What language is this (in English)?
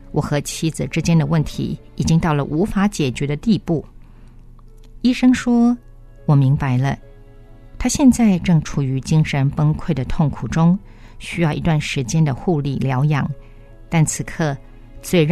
Chinese